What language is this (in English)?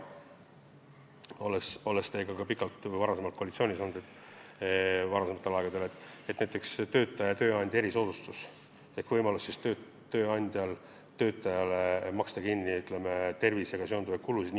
Estonian